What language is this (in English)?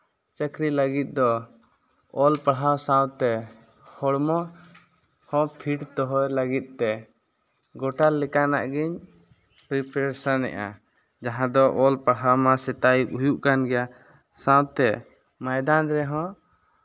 Santali